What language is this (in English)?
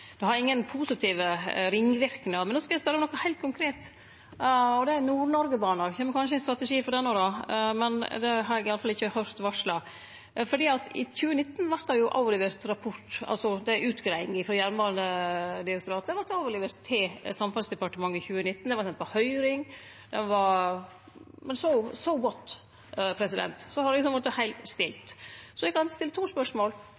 Norwegian Nynorsk